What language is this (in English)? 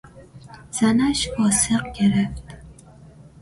Persian